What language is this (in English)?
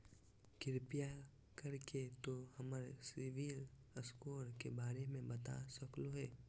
Magahi